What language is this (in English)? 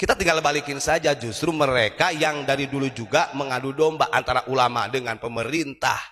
Indonesian